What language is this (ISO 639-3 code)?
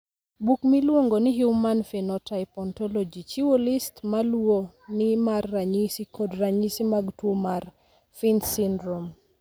luo